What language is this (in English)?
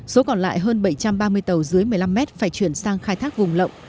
Vietnamese